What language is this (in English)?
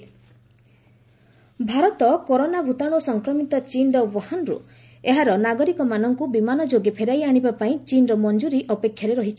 Odia